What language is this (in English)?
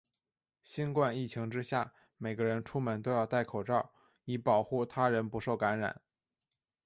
Chinese